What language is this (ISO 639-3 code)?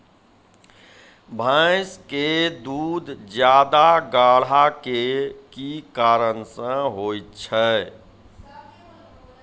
mai